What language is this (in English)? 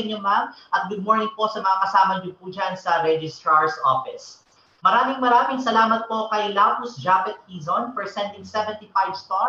Filipino